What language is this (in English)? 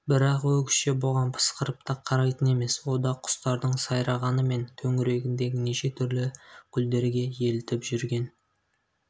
Kazakh